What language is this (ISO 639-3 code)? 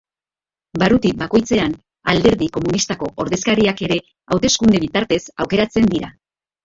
eus